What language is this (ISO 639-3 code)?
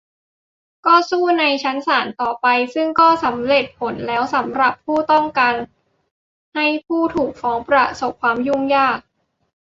tha